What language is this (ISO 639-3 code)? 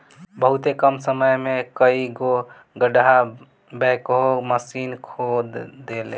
bho